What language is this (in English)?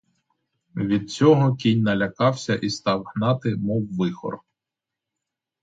Ukrainian